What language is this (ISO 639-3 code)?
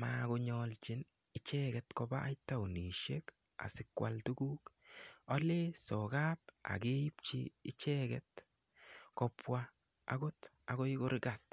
kln